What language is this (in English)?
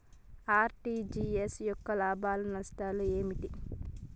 Telugu